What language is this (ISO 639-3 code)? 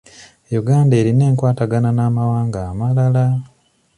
lug